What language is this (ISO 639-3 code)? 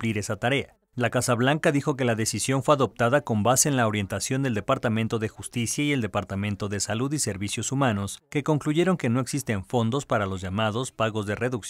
spa